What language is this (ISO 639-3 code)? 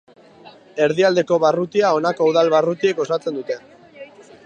eus